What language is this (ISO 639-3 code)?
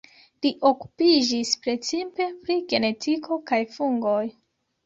epo